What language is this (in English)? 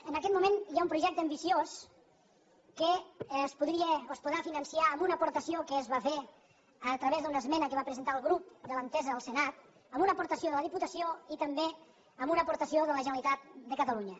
Catalan